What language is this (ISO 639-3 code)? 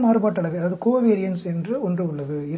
tam